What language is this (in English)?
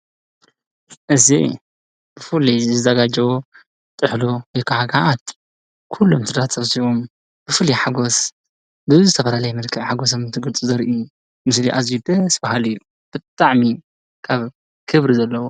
Tigrinya